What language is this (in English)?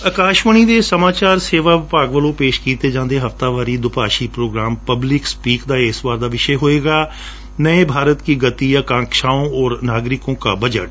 Punjabi